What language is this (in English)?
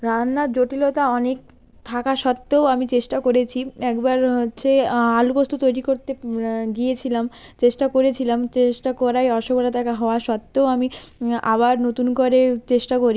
Bangla